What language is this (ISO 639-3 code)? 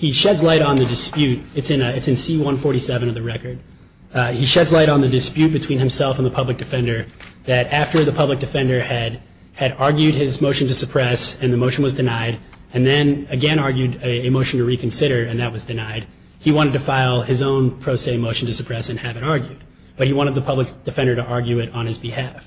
eng